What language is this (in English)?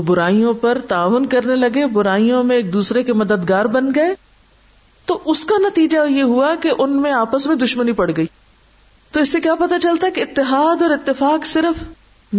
Urdu